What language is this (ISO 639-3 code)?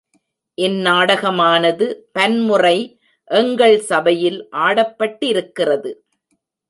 tam